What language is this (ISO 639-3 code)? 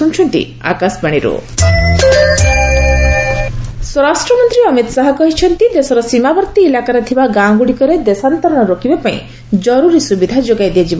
ori